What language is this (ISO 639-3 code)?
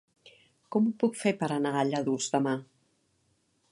cat